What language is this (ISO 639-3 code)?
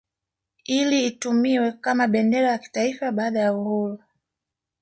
swa